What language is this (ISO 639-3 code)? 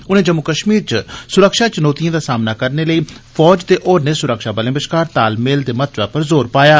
doi